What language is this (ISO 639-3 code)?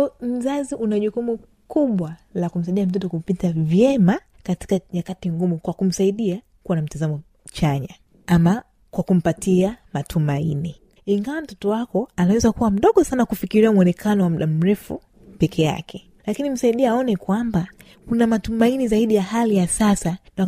swa